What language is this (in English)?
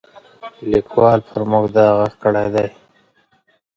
Pashto